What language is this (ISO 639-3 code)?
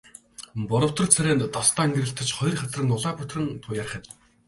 mon